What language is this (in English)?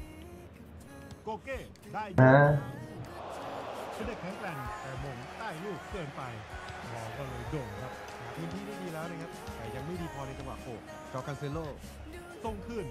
Thai